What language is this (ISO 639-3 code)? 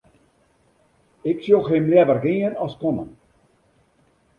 fry